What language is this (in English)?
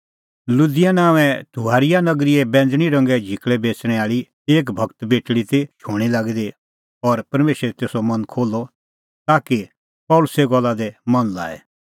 Kullu Pahari